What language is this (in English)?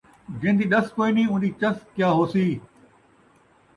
Saraiki